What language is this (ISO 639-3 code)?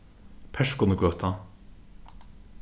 fao